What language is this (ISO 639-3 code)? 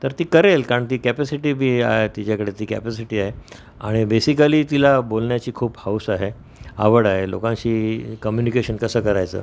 mar